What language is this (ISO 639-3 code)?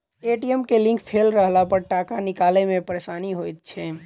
mai